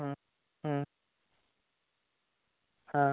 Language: Bangla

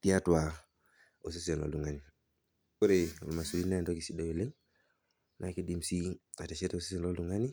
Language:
Masai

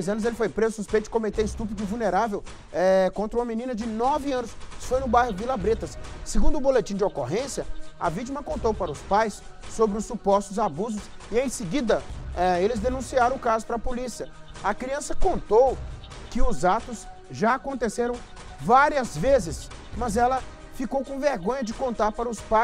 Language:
Portuguese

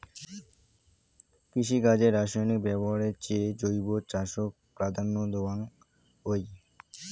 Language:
Bangla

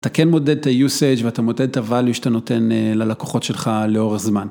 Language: Hebrew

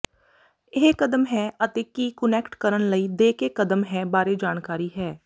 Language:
Punjabi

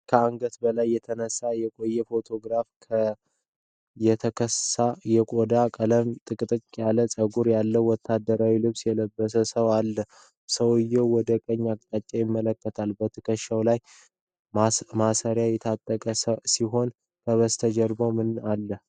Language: Amharic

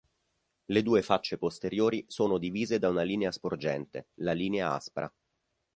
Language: Italian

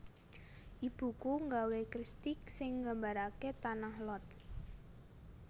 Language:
Javanese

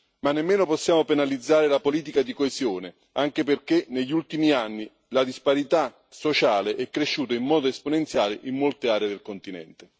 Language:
Italian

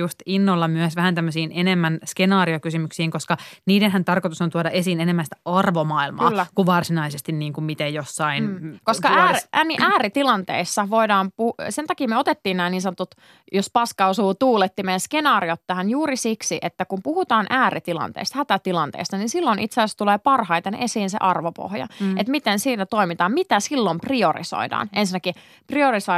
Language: Finnish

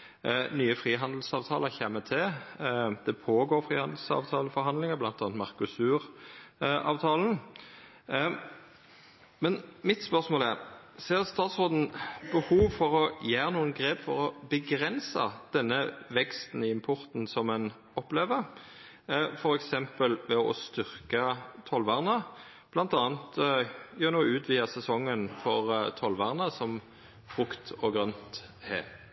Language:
Norwegian Nynorsk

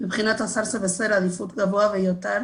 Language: Hebrew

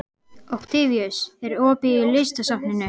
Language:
Icelandic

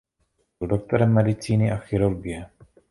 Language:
Czech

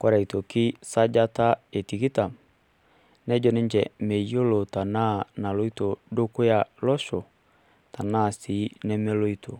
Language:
Masai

